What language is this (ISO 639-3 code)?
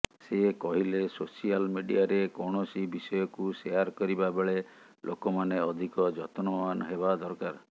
ori